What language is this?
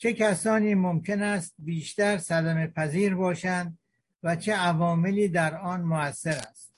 Persian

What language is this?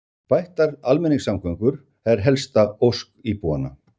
Icelandic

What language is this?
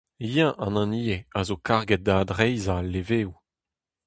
Breton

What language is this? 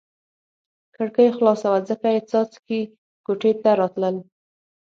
Pashto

